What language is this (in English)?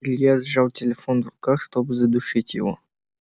Russian